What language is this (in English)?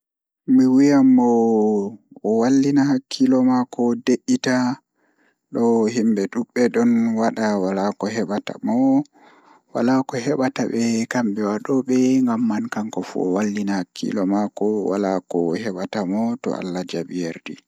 Fula